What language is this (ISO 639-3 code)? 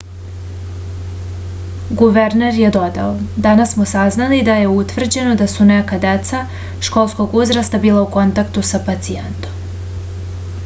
srp